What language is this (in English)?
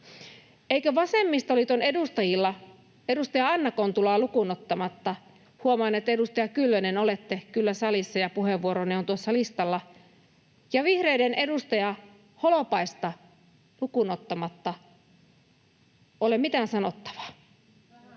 Finnish